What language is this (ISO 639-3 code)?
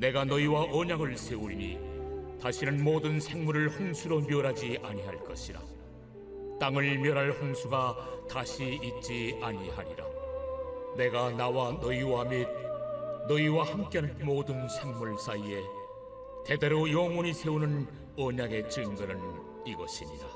kor